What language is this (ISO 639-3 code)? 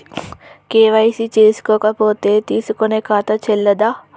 tel